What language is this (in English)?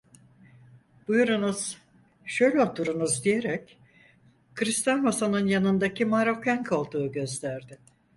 Turkish